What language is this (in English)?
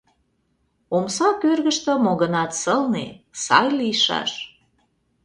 Mari